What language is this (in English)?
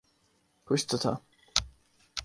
Urdu